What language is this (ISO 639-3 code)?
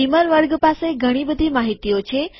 guj